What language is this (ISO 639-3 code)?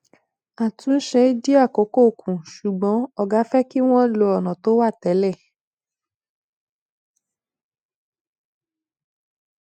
yor